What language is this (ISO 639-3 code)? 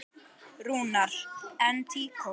isl